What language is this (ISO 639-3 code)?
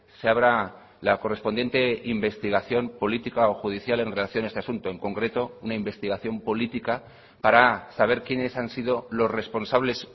spa